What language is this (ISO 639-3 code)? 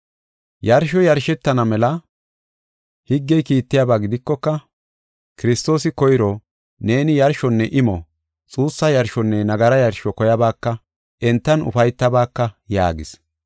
gof